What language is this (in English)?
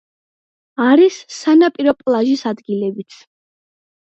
Georgian